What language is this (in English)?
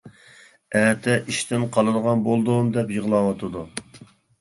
Uyghur